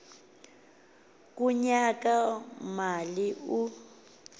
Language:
Xhosa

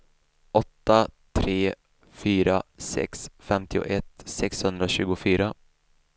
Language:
Swedish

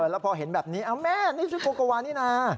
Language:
Thai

